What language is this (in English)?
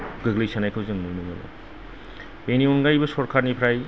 Bodo